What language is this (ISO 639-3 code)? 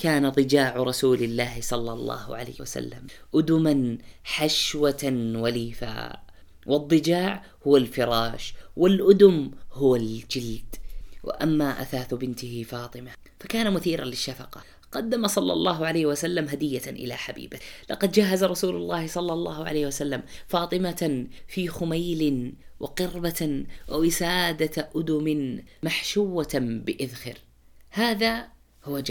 ara